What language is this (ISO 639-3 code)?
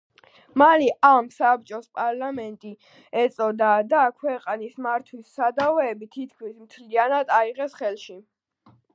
kat